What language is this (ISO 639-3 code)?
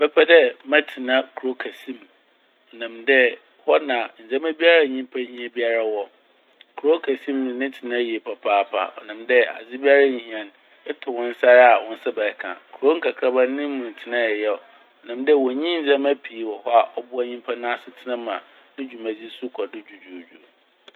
aka